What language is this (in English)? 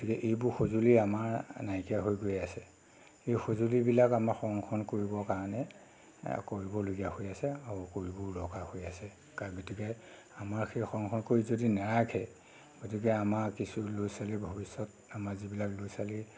Assamese